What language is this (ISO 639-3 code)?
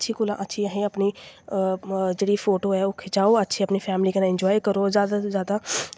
doi